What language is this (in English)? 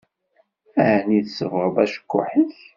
Kabyle